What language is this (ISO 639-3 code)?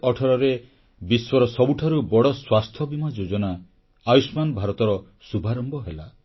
ori